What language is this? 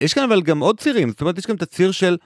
Hebrew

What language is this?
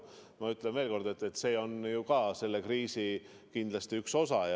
Estonian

